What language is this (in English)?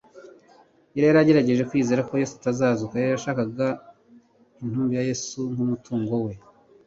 Kinyarwanda